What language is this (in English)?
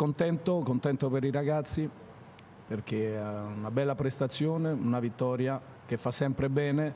Italian